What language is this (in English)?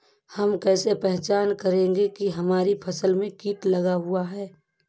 Hindi